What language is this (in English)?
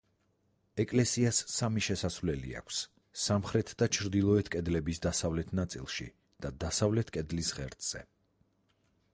Georgian